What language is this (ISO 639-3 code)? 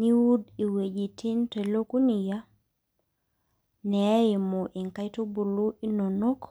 mas